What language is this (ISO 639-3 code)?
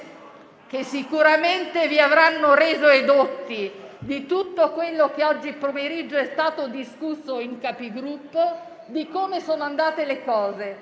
ita